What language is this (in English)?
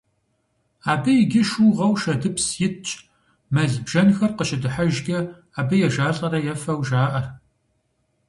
Kabardian